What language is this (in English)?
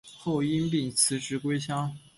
Chinese